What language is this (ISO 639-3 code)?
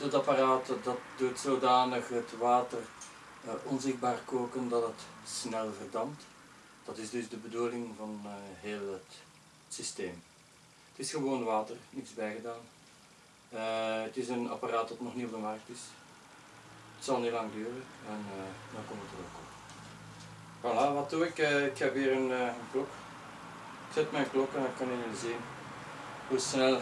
nld